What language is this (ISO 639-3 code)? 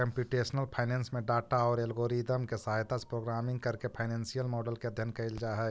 mag